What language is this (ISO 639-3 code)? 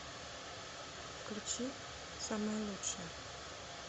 rus